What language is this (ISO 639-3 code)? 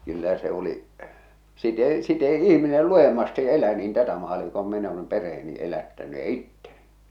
fin